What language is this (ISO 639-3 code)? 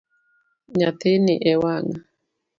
luo